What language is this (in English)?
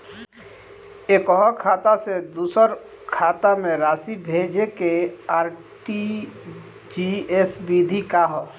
Bhojpuri